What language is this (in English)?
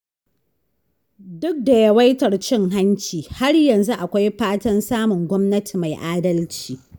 Hausa